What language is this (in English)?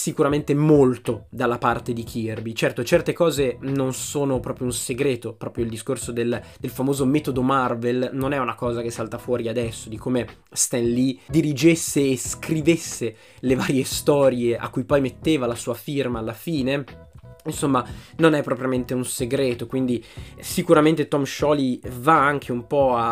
Italian